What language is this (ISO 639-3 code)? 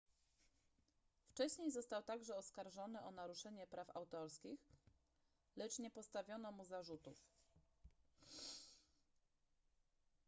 pol